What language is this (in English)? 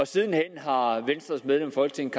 Danish